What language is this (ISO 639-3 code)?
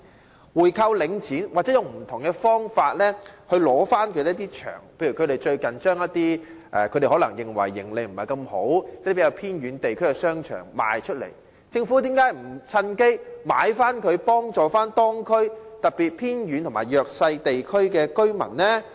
yue